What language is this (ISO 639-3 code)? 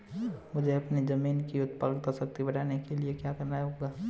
hin